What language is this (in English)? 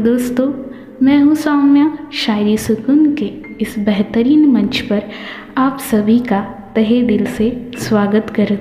Hindi